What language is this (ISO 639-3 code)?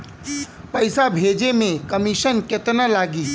bho